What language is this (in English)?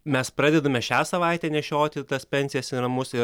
Lithuanian